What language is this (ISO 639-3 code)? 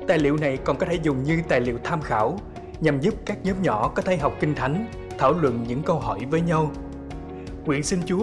vie